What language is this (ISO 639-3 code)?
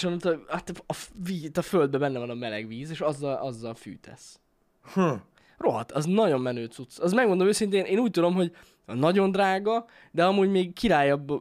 hun